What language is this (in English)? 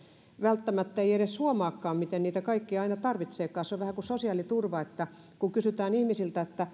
Finnish